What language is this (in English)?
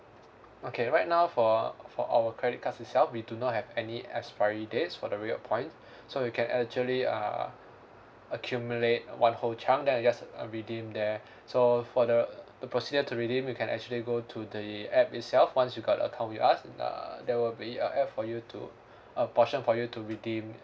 English